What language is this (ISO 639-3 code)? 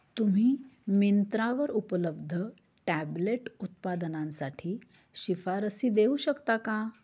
mar